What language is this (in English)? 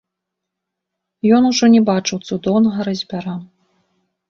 Belarusian